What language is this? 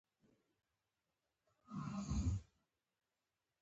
Pashto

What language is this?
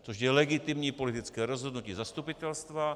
Czech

